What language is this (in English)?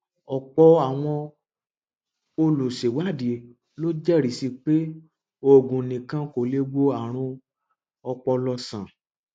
Yoruba